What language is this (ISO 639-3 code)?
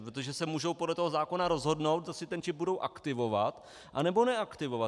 ces